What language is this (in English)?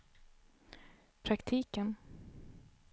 Swedish